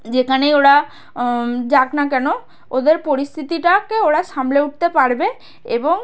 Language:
Bangla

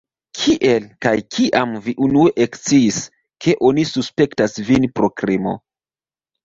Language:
Esperanto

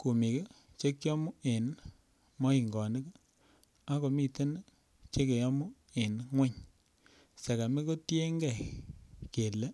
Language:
Kalenjin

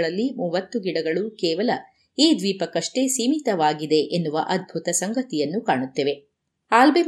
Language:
Kannada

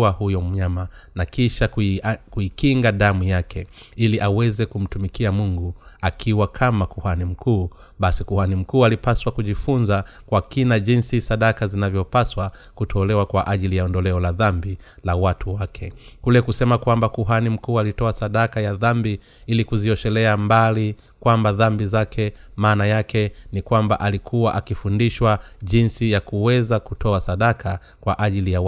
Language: Swahili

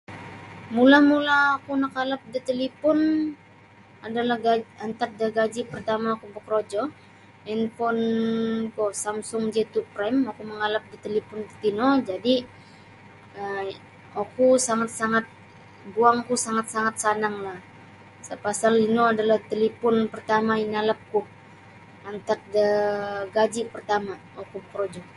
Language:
Sabah Bisaya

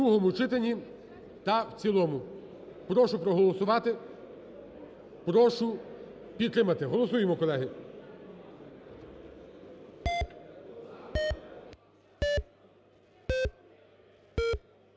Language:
Ukrainian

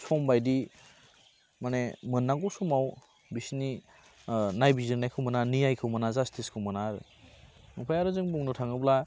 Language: Bodo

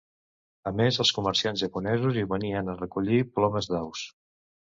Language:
Catalan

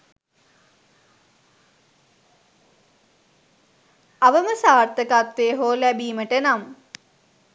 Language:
Sinhala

